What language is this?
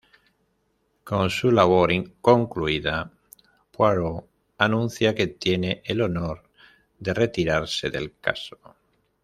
Spanish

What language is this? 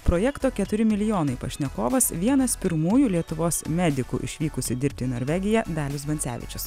Lithuanian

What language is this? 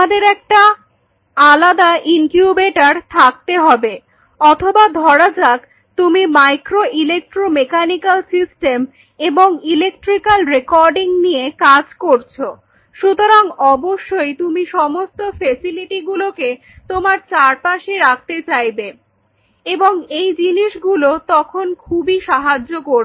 Bangla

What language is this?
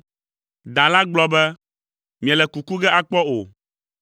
Ewe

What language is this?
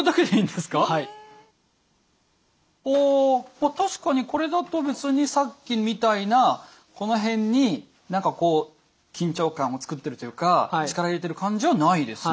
Japanese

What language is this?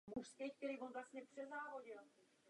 Czech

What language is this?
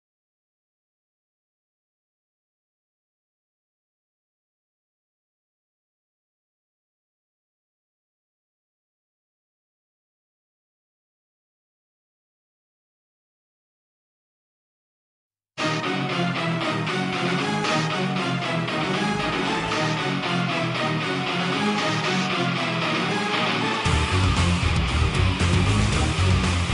Japanese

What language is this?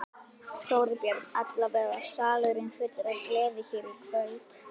Icelandic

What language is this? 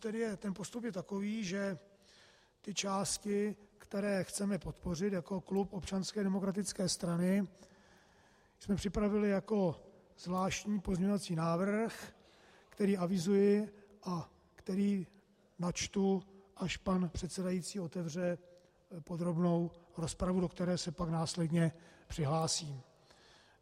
Czech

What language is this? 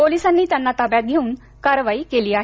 Marathi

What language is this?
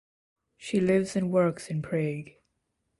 English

